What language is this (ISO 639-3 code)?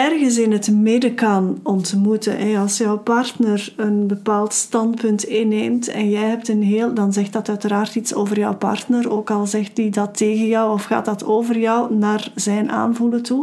nld